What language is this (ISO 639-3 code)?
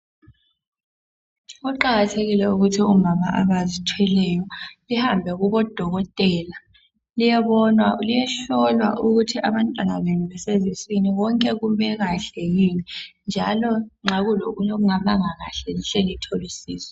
nde